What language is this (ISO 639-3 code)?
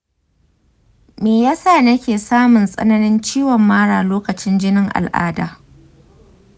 hau